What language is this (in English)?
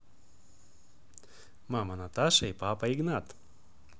Russian